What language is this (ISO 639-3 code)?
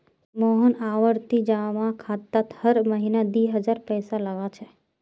mag